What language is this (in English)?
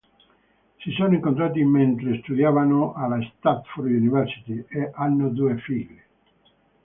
Italian